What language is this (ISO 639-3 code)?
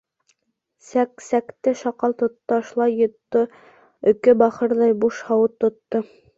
bak